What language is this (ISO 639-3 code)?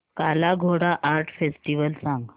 mar